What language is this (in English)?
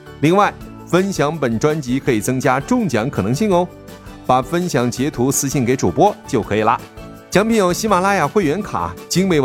Chinese